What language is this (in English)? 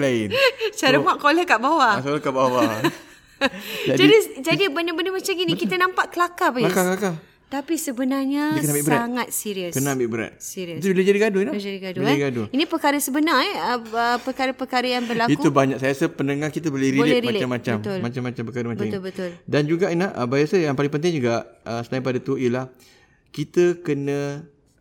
Malay